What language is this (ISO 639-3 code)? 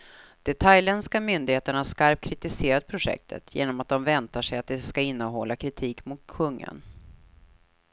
swe